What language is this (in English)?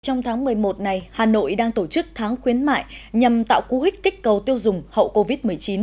Vietnamese